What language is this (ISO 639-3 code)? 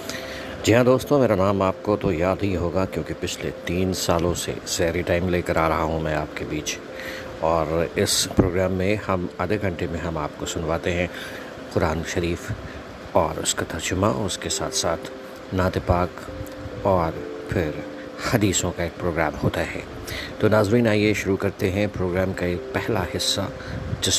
urd